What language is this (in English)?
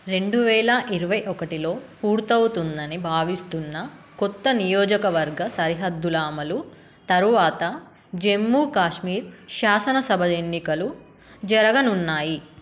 Telugu